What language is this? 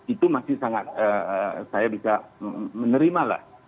Indonesian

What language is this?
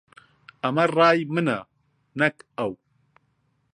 Central Kurdish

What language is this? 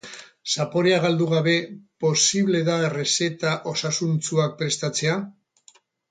Basque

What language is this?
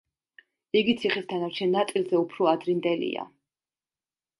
Georgian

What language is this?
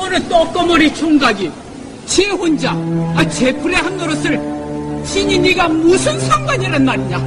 Korean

